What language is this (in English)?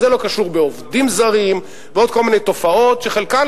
Hebrew